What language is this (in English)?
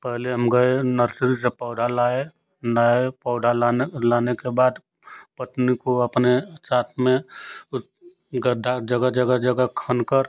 Hindi